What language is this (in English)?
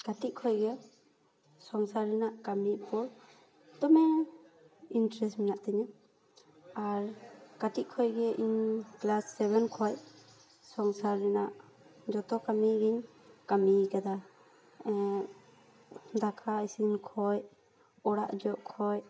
Santali